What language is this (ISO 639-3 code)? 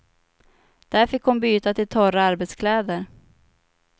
swe